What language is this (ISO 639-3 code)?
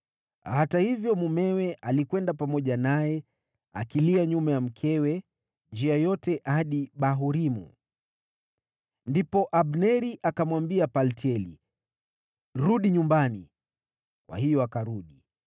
swa